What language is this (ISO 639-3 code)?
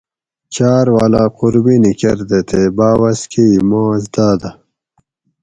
gwc